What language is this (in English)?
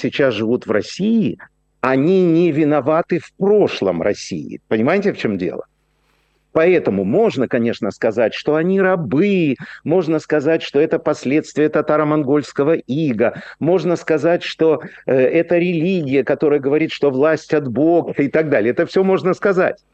Russian